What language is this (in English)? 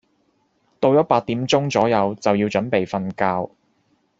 Cantonese